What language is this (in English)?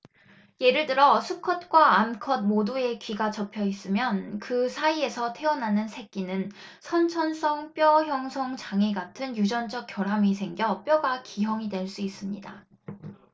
Korean